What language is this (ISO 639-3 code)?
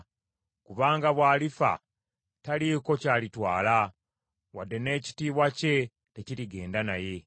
lug